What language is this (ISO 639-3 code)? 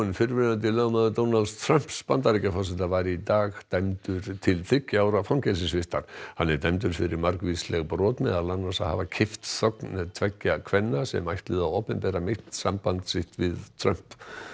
isl